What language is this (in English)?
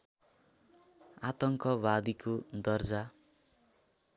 Nepali